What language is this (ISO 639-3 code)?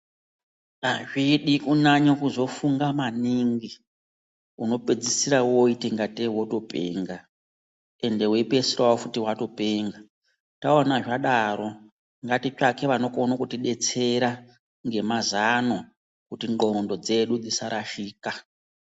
ndc